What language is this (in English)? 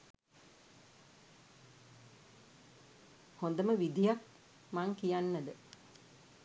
Sinhala